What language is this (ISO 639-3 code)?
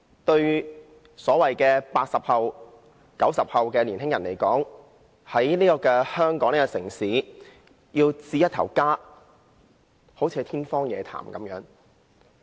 yue